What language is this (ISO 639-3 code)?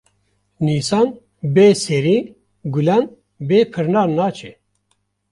kur